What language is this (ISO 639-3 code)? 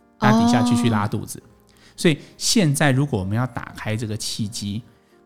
zho